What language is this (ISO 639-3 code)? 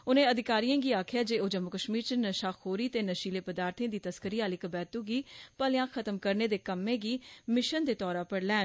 doi